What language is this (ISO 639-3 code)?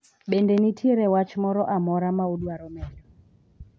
luo